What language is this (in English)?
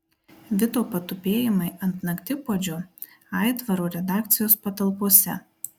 Lithuanian